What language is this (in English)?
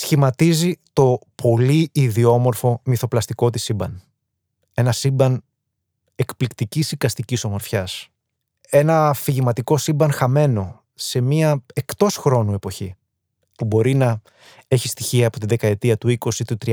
Greek